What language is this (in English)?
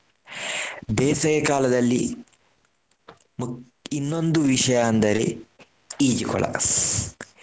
Kannada